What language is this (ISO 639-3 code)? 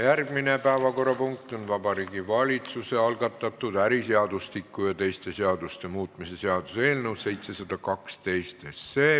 est